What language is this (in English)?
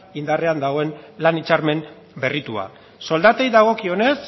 Basque